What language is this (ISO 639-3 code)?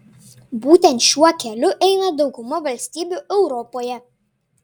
lit